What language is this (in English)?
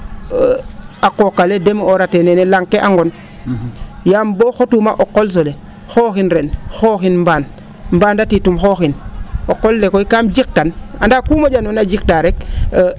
Serer